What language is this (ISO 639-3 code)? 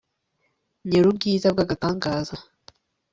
kin